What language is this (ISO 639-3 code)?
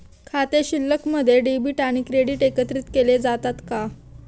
mar